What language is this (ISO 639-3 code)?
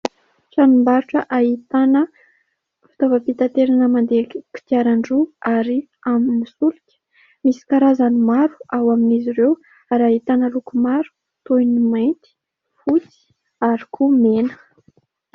mlg